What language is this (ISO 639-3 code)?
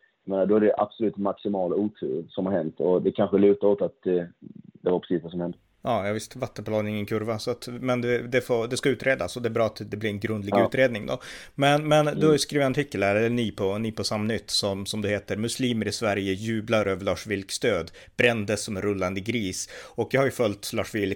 swe